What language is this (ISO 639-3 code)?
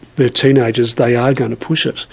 eng